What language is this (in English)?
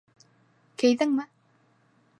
Bashkir